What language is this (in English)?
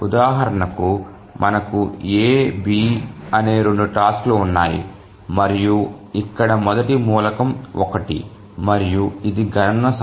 Telugu